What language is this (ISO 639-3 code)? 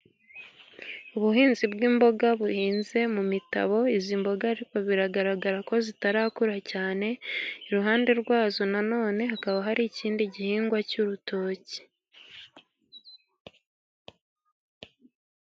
kin